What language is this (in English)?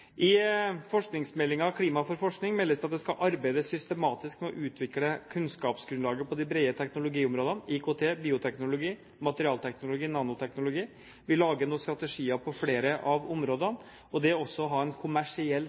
Norwegian Bokmål